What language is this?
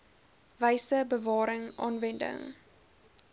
Afrikaans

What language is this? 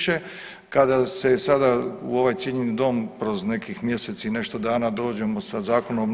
Croatian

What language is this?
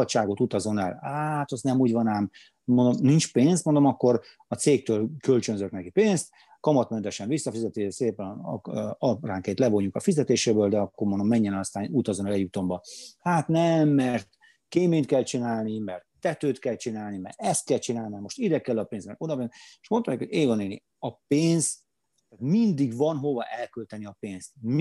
Hungarian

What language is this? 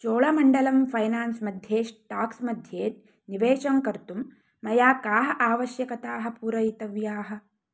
Sanskrit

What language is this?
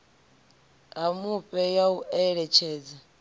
Venda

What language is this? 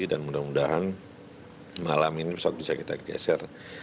Indonesian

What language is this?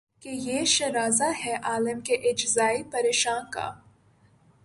Urdu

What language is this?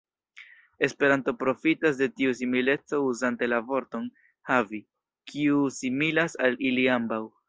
Esperanto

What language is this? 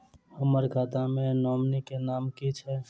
Maithili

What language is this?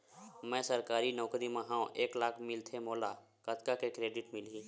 Chhattisgarhi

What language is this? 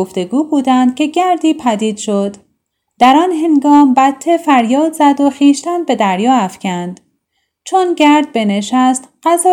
Persian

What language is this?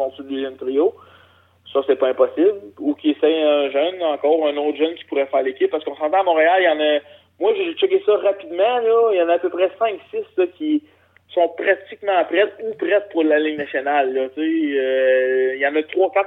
French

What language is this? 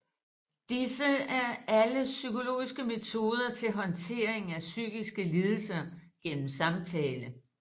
Danish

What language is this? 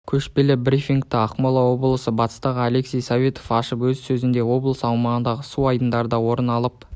Kazakh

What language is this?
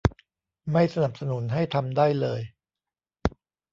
Thai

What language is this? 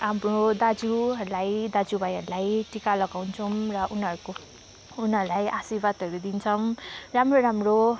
Nepali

